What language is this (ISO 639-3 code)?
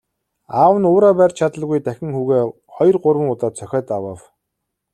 mon